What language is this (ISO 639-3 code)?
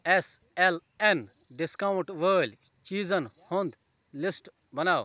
kas